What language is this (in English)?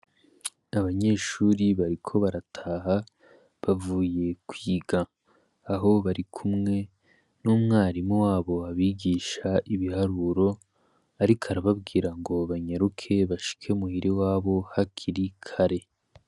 Rundi